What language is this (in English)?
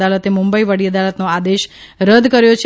Gujarati